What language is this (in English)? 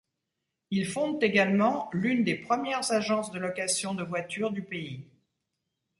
French